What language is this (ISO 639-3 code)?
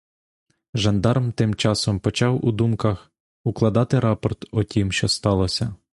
ukr